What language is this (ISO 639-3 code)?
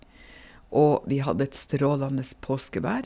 nor